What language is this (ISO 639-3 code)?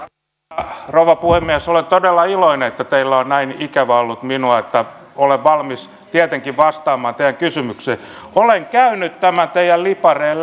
fin